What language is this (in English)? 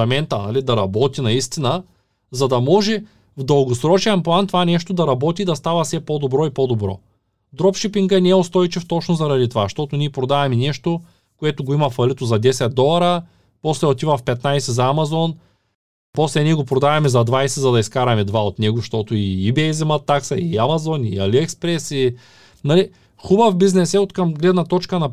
Bulgarian